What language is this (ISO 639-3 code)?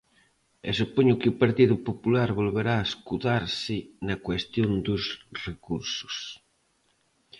glg